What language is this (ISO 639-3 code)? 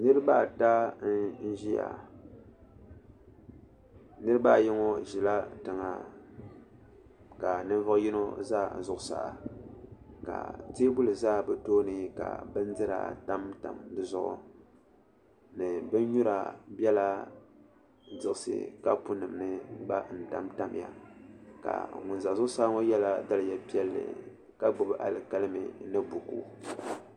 dag